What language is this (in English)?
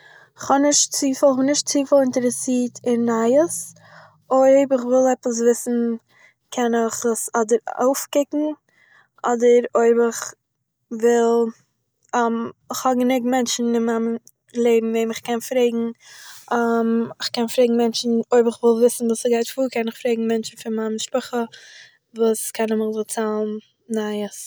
Yiddish